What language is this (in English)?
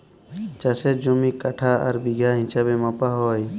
Bangla